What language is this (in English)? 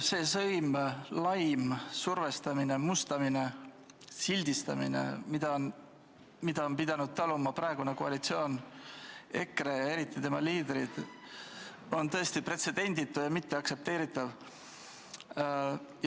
Estonian